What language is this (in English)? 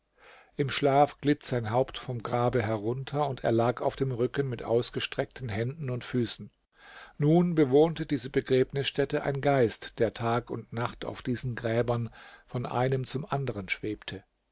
German